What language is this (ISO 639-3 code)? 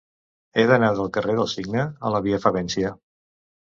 cat